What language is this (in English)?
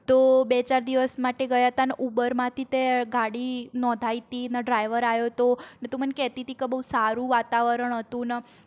Gujarati